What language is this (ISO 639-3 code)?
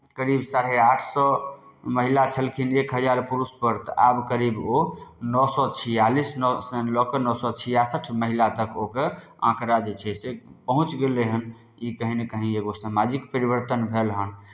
mai